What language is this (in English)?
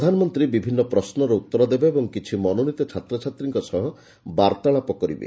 Odia